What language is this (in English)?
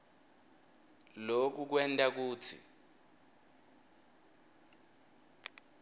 Swati